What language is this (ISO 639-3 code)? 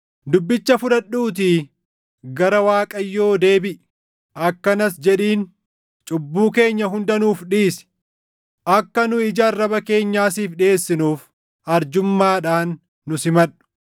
orm